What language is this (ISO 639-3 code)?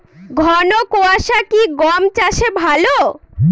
ben